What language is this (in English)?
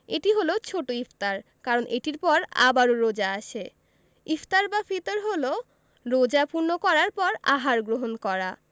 Bangla